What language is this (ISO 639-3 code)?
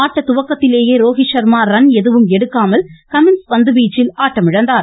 tam